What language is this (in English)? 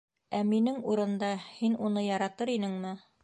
Bashkir